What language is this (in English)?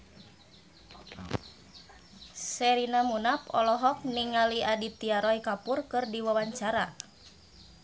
Sundanese